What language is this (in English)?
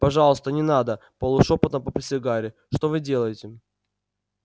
Russian